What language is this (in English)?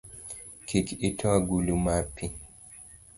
Luo (Kenya and Tanzania)